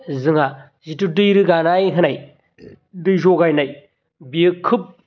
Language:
Bodo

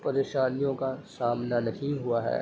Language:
Urdu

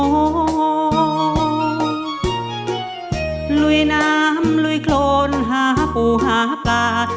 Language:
Thai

